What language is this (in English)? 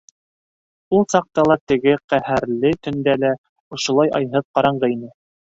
Bashkir